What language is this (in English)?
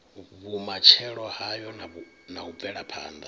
Venda